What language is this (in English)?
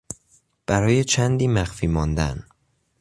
Persian